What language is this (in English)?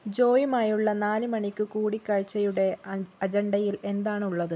Malayalam